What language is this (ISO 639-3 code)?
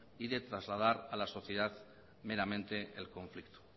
spa